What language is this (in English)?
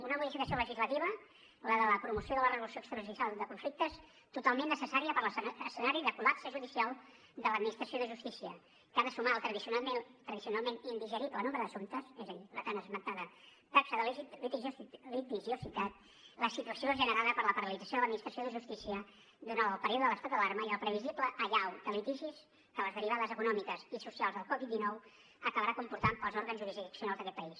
Catalan